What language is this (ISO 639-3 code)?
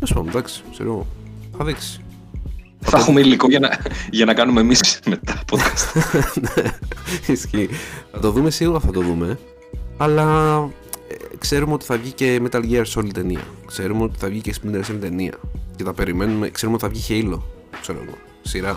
ell